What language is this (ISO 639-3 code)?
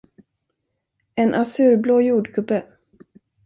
swe